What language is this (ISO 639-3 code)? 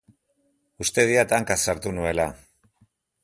eus